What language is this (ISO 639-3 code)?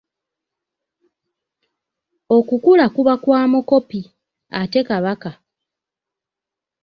lug